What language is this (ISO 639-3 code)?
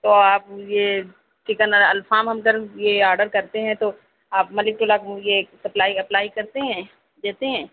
urd